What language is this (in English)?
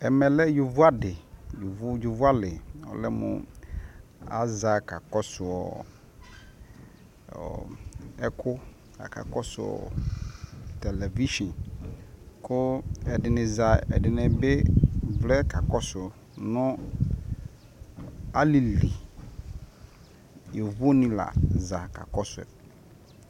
Ikposo